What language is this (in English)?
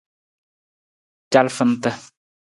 Nawdm